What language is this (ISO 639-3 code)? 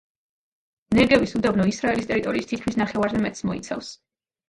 kat